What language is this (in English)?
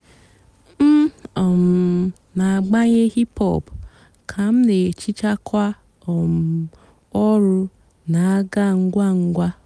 Igbo